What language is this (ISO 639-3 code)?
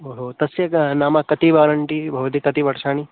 san